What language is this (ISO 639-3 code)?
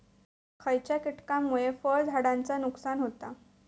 mar